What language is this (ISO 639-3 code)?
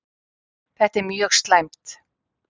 isl